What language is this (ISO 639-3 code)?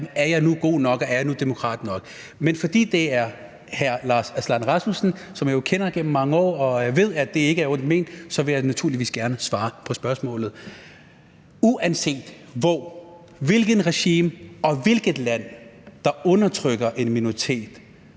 dan